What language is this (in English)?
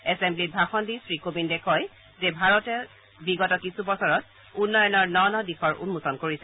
Assamese